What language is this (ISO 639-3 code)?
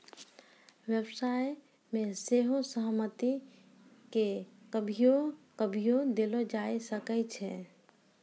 mai